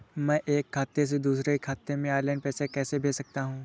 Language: Hindi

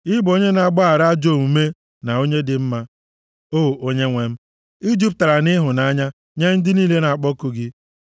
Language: Igbo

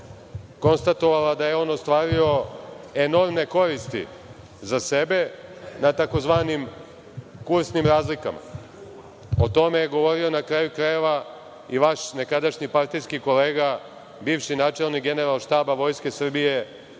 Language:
Serbian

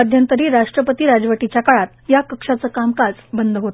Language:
Marathi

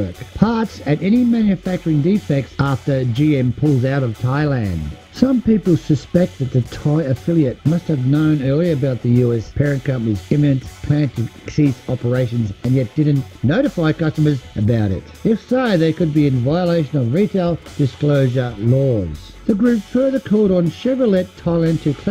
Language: English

